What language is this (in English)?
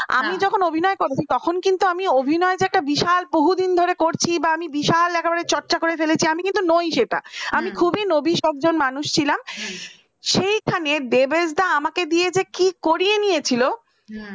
Bangla